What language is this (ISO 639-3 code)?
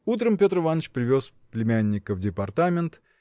rus